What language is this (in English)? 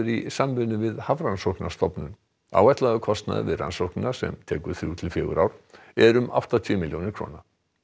Icelandic